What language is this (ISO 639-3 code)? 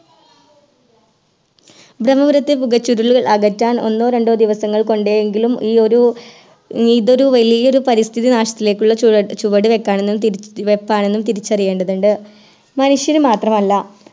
mal